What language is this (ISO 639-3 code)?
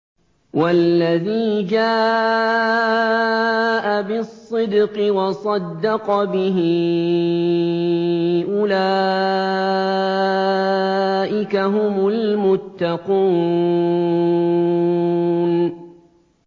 ara